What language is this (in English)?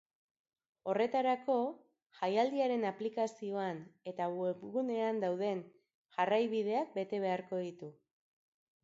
Basque